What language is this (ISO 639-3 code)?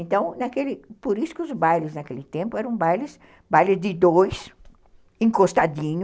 por